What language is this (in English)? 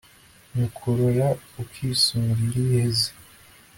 Kinyarwanda